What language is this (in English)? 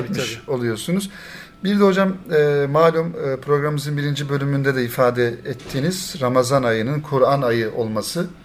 Turkish